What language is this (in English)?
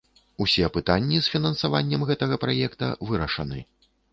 Belarusian